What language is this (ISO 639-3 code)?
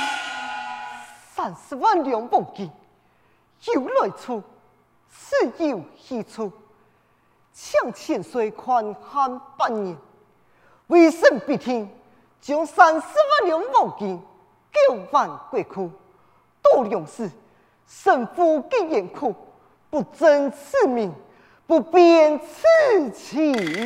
zho